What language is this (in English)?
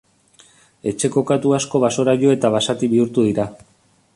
Basque